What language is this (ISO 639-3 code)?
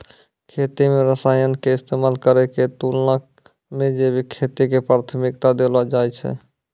mai